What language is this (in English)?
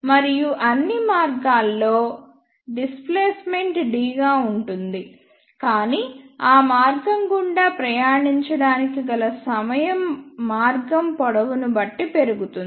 Telugu